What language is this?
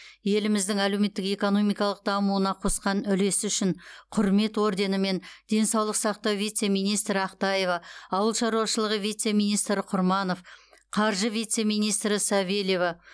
Kazakh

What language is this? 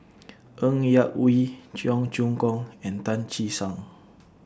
English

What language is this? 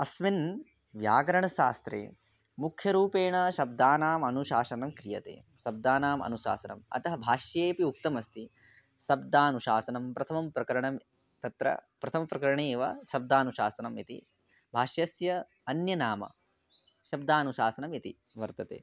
Sanskrit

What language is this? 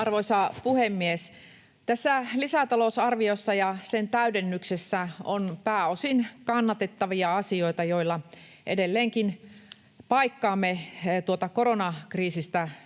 Finnish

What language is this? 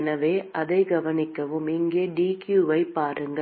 Tamil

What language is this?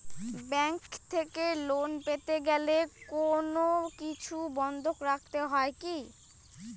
Bangla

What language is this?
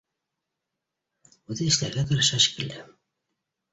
Bashkir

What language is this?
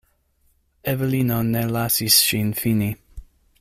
Esperanto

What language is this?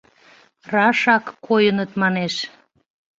Mari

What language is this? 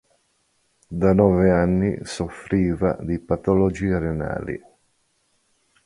Italian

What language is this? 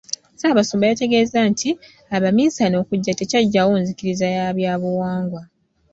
Ganda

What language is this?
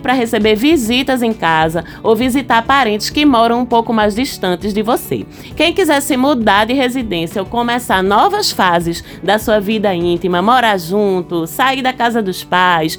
Portuguese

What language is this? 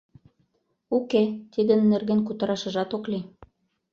Mari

